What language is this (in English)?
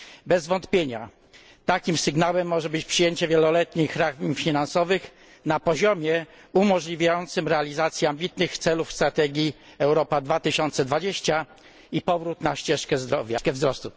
Polish